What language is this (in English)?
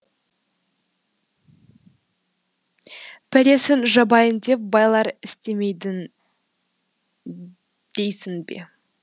Kazakh